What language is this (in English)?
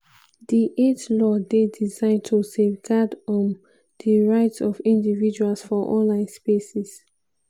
Nigerian Pidgin